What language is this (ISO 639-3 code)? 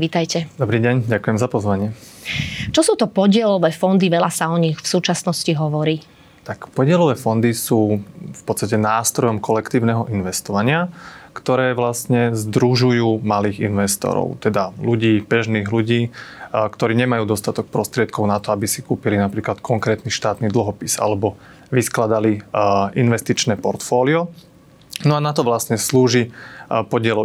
slk